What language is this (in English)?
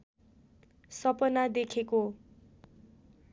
Nepali